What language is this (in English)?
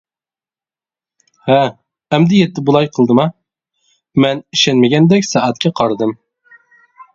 Uyghur